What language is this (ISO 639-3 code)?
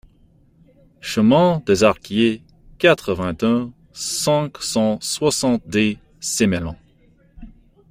fra